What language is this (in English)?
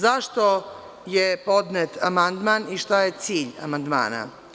Serbian